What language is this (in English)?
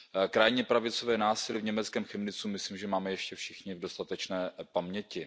Czech